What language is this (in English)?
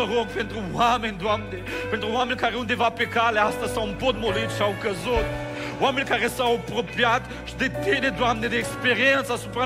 Romanian